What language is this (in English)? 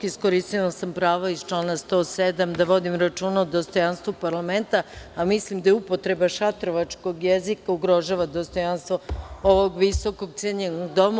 Serbian